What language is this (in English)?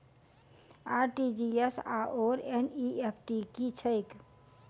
Maithili